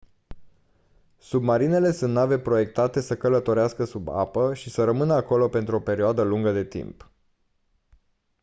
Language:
Romanian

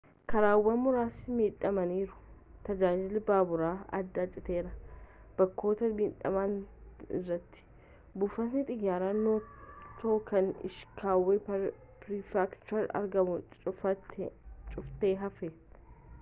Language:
Oromo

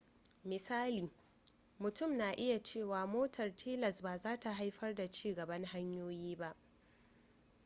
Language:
Hausa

